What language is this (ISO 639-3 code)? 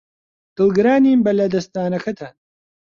ckb